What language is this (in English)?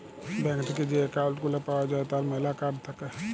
Bangla